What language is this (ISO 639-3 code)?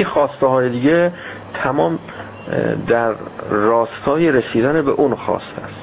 fas